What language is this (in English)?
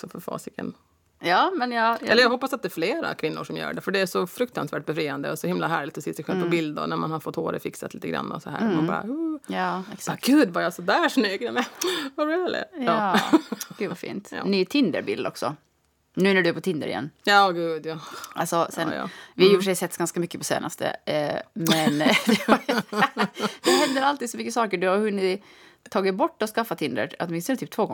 Swedish